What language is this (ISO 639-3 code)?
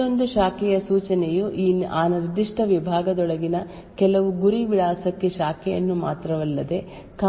kan